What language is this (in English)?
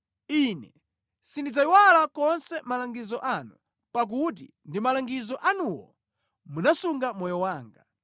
Nyanja